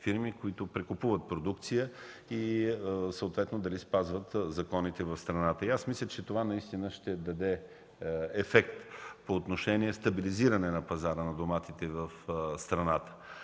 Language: Bulgarian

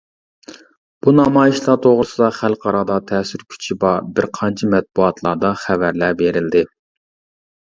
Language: Uyghur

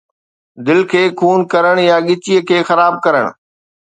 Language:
Sindhi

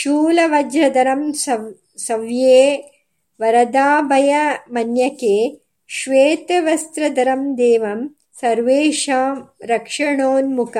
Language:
Kannada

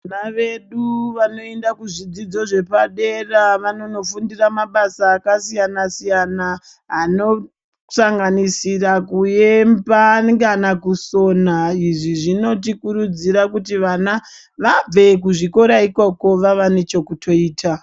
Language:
Ndau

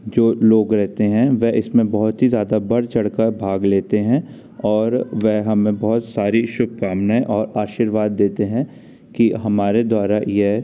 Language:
Hindi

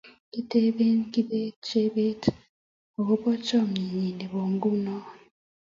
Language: Kalenjin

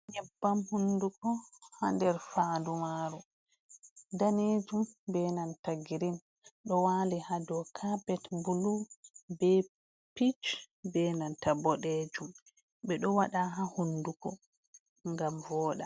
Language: Fula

